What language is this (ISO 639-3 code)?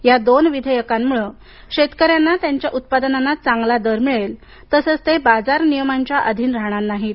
mar